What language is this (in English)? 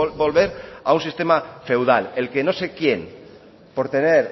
Spanish